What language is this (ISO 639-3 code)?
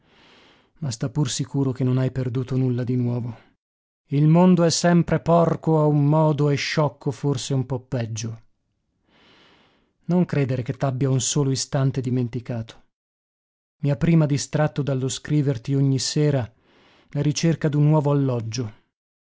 ita